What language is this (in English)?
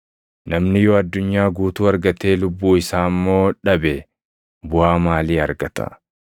Oromo